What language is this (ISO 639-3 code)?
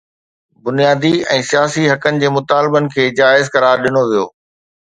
snd